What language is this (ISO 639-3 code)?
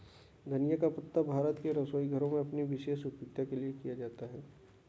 hin